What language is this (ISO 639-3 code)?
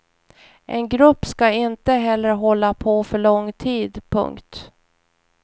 swe